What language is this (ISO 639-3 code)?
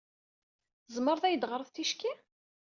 kab